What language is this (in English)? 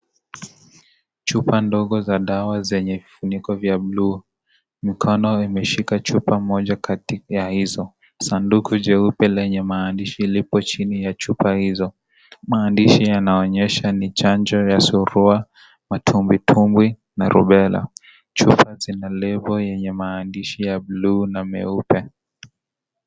Swahili